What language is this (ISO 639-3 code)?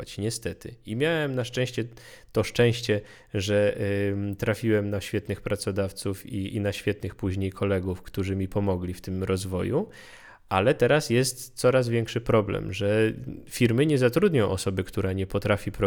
pol